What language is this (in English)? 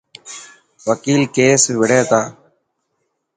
Dhatki